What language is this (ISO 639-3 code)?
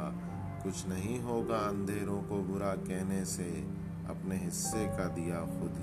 urd